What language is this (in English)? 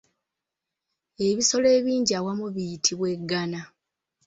Ganda